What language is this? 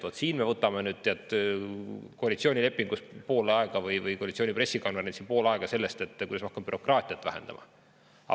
Estonian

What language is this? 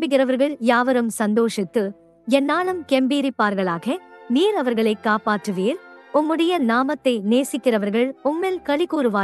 Tamil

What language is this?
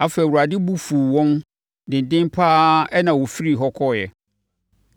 Akan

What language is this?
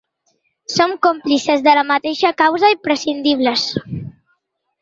Catalan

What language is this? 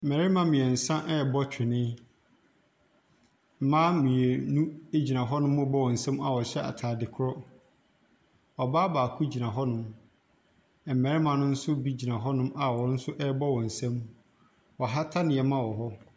Akan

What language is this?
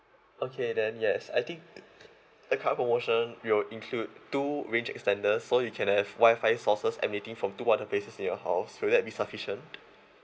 English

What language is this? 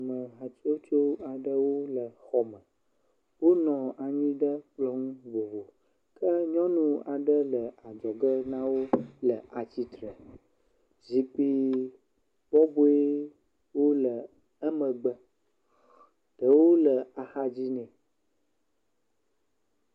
Ewe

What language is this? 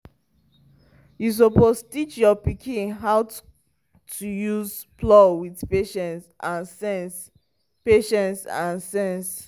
Nigerian Pidgin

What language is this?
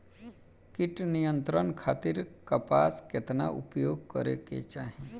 Bhojpuri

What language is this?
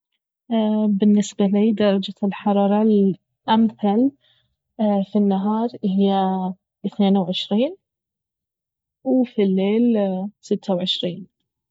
Baharna Arabic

